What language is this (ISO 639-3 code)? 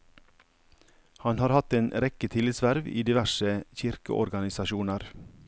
nor